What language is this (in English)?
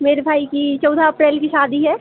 Hindi